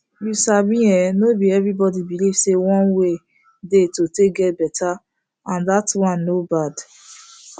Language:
Nigerian Pidgin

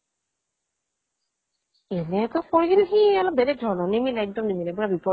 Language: Assamese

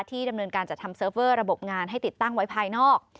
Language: Thai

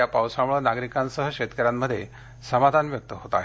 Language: Marathi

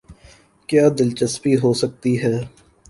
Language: Urdu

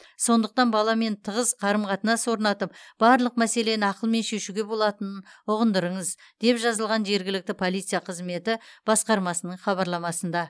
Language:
Kazakh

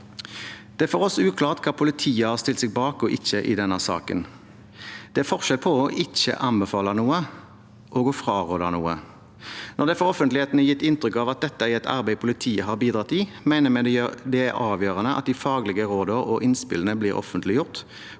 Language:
Norwegian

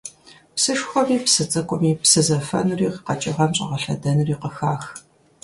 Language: Kabardian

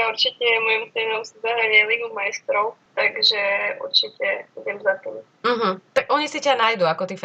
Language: Slovak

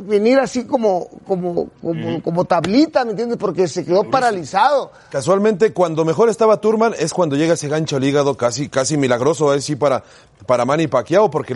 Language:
Spanish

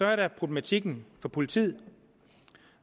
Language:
Danish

